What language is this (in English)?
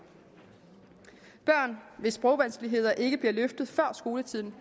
Danish